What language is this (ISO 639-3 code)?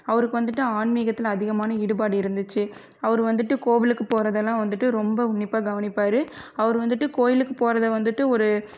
tam